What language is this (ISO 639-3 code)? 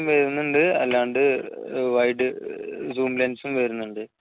mal